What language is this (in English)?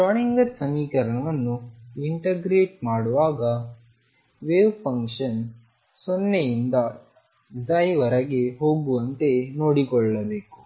Kannada